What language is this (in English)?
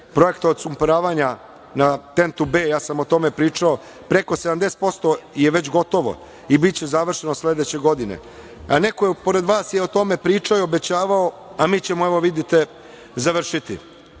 Serbian